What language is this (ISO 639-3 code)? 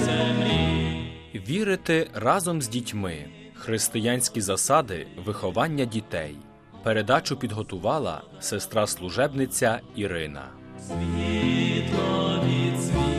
ukr